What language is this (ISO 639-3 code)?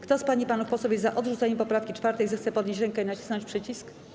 pol